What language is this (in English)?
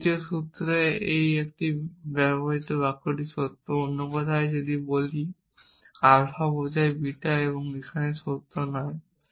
Bangla